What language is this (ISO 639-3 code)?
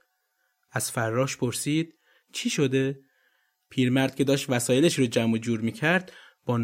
fas